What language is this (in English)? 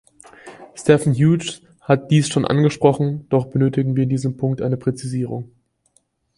German